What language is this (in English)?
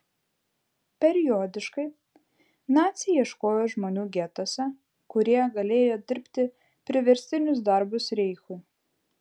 Lithuanian